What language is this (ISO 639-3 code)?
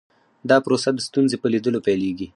pus